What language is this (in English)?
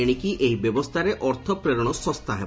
Odia